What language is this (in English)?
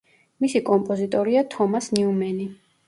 Georgian